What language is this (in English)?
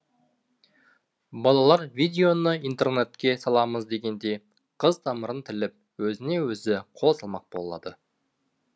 Kazakh